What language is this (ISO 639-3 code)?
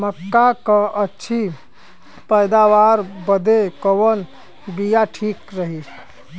bho